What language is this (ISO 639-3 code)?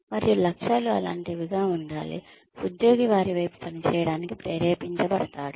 tel